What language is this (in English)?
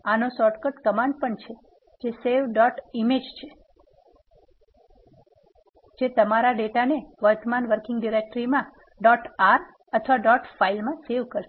Gujarati